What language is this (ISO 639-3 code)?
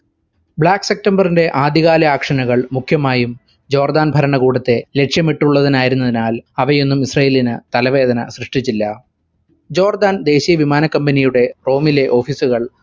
mal